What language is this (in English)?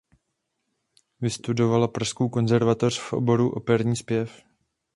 Czech